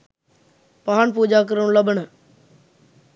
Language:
Sinhala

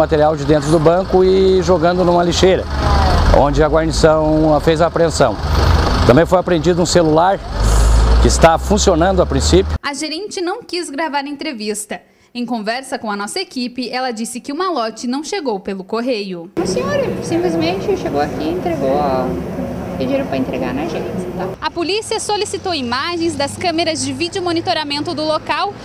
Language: Portuguese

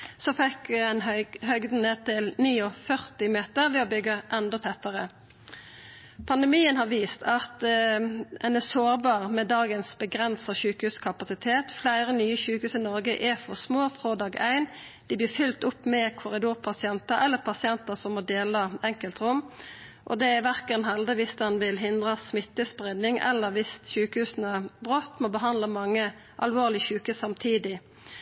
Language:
Norwegian Nynorsk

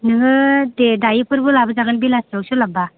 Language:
Bodo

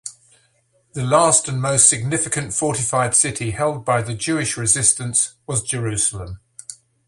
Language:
English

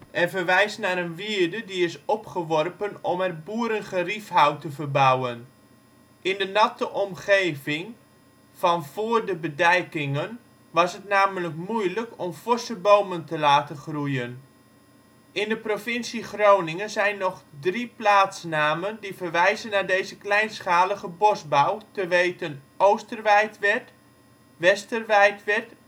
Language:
Dutch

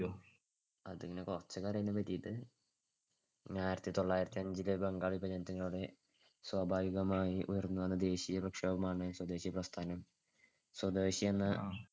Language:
Malayalam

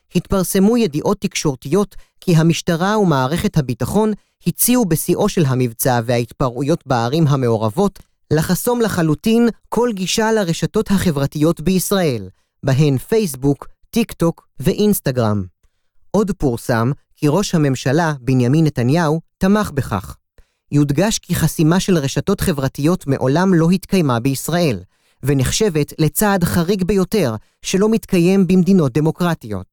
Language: Hebrew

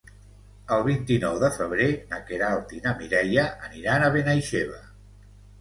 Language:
Catalan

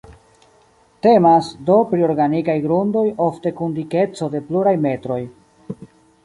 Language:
Esperanto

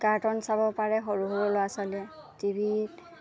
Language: Assamese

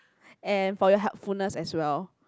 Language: English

